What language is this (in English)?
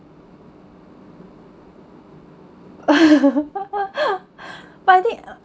English